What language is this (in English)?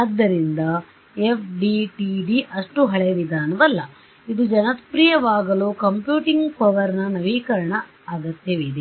Kannada